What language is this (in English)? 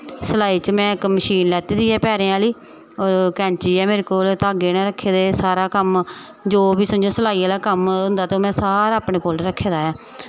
Dogri